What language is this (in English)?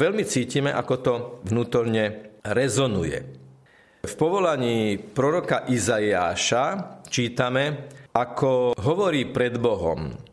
Slovak